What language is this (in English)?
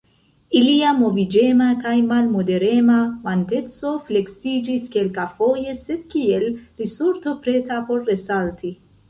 Esperanto